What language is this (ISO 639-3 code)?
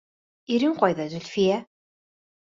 bak